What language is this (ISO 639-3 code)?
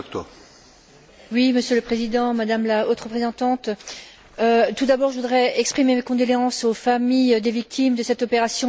fra